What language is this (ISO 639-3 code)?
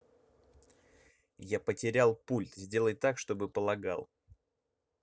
rus